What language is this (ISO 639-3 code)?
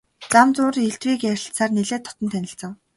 mon